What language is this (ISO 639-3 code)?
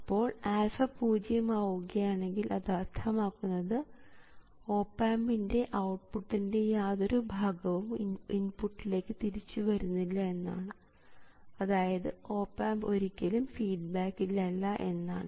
mal